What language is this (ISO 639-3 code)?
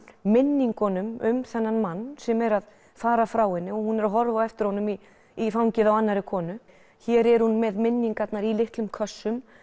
isl